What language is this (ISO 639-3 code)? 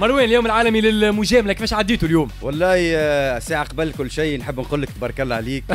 ara